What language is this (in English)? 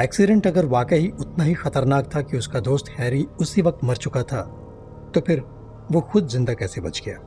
Hindi